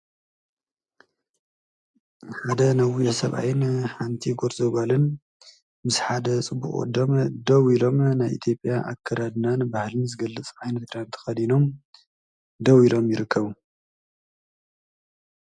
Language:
Tigrinya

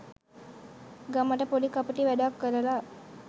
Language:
Sinhala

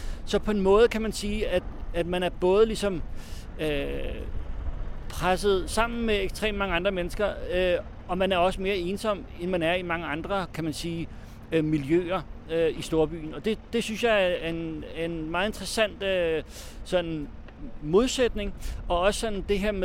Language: Danish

